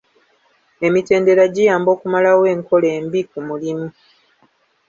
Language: Ganda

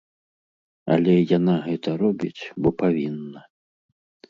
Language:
Belarusian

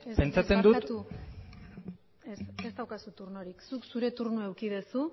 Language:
Basque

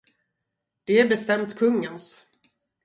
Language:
Swedish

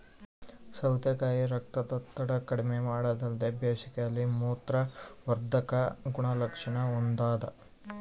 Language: Kannada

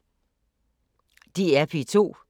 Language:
Danish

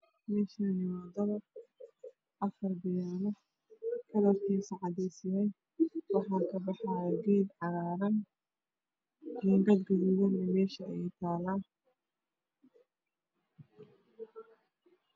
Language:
Somali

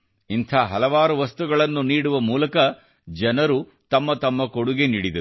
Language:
Kannada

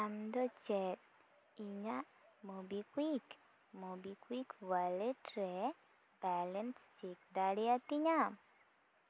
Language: Santali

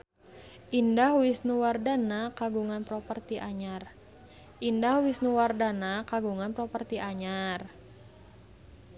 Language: Sundanese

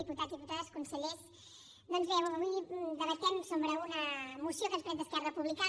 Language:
Catalan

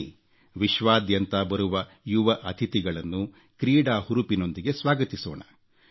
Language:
Kannada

